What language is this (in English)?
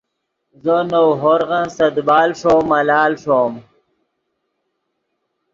Yidgha